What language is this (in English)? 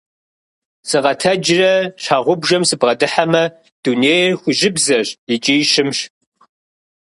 Kabardian